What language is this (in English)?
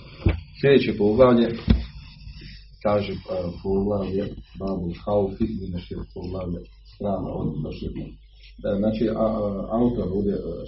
Croatian